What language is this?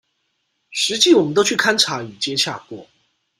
Chinese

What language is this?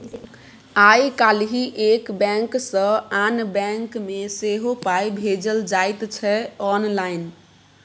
Maithili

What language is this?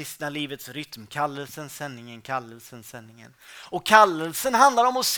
Swedish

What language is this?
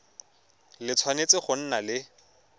Tswana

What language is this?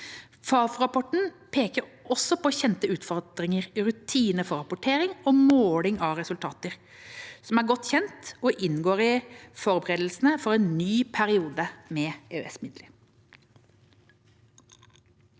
Norwegian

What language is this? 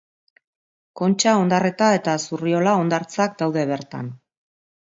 Basque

